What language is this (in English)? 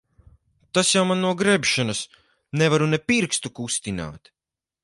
Latvian